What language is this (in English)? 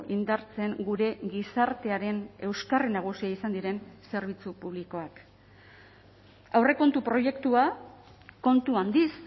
Basque